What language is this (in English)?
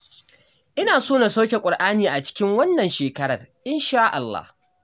Hausa